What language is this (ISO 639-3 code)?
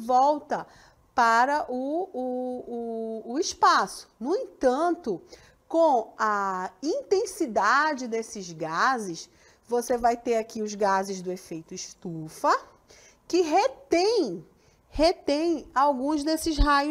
por